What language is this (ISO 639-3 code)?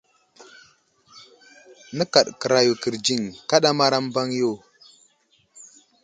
udl